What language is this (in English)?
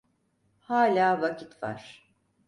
Turkish